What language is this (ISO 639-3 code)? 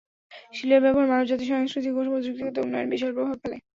ben